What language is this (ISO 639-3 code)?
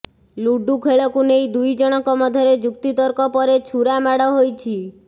ori